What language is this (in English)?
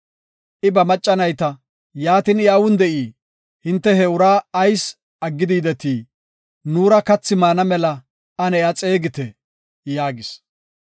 Gofa